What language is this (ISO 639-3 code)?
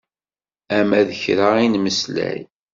kab